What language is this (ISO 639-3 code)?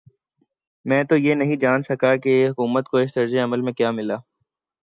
urd